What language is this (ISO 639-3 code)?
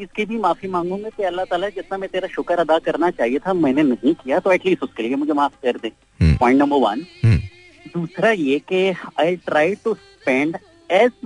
hin